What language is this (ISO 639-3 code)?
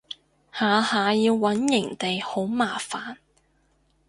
yue